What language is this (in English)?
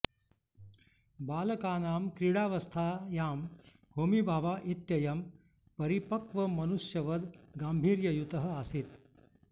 Sanskrit